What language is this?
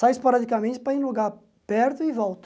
Portuguese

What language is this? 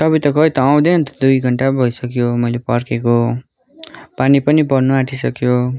Nepali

